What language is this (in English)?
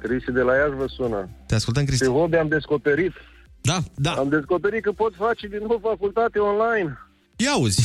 Romanian